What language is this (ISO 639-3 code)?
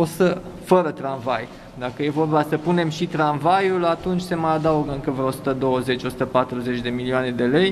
ron